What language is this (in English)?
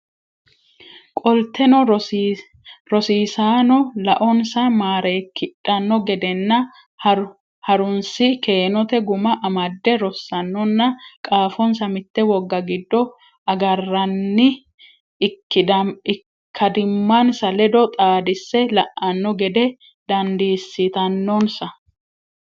Sidamo